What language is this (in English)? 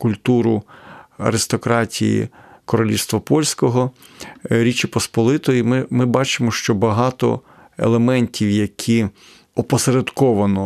Ukrainian